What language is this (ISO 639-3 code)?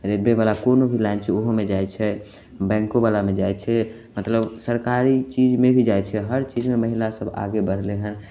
mai